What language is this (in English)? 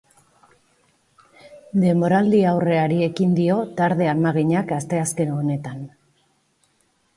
Basque